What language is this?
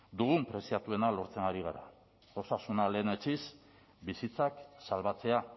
Basque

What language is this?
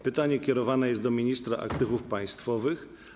Polish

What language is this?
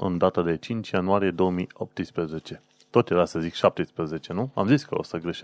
Romanian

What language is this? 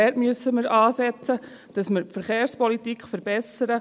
Swiss German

